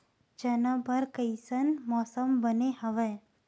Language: Chhattisgarhi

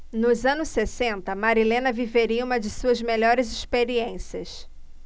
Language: Portuguese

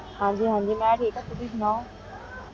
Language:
Punjabi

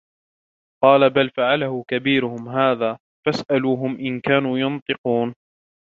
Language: Arabic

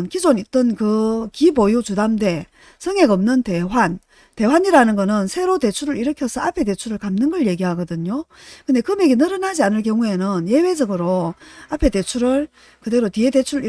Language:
Korean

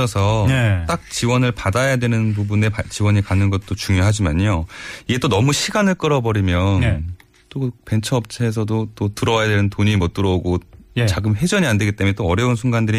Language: Korean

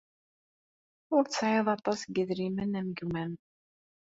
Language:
Kabyle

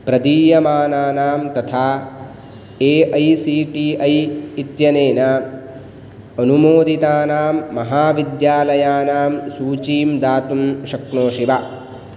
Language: Sanskrit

